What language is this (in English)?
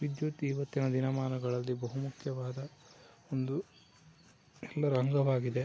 Kannada